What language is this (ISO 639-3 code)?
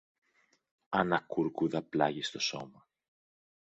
ell